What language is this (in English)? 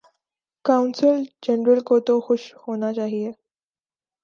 Urdu